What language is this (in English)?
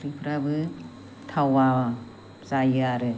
Bodo